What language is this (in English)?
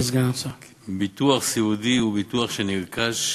Hebrew